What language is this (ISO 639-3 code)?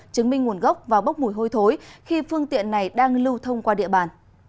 vie